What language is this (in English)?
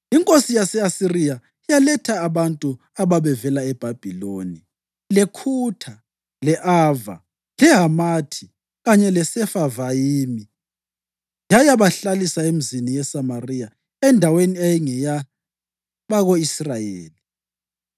North Ndebele